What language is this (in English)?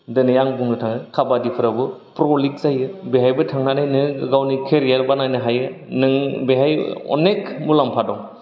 Bodo